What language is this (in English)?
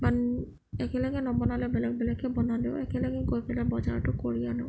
Assamese